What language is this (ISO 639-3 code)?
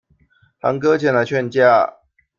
zho